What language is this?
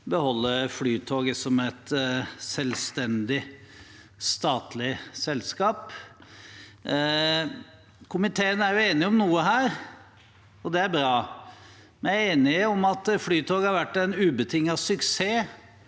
Norwegian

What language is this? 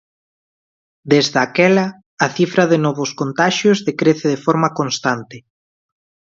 Galician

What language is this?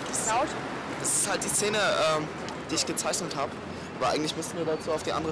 German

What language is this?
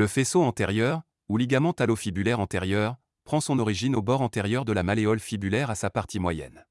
French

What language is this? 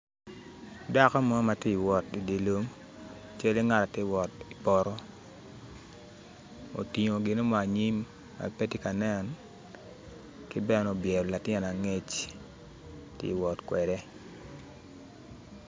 Acoli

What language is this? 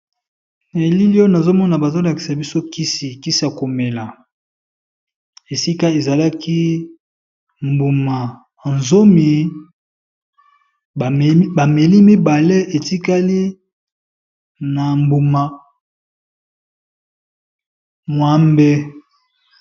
Lingala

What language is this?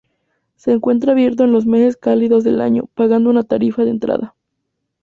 Spanish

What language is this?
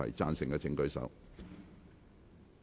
Cantonese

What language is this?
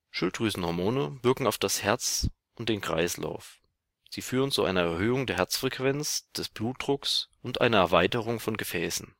German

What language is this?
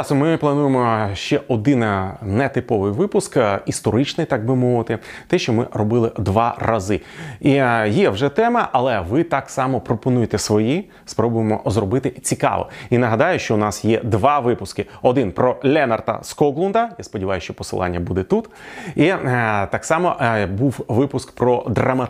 Ukrainian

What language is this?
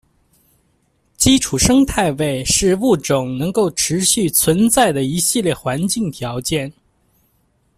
Chinese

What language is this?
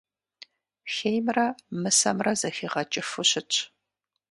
Kabardian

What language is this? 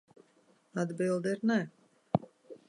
Latvian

